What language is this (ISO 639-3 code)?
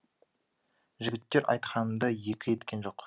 kaz